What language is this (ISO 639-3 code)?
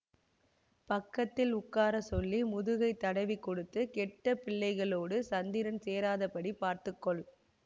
tam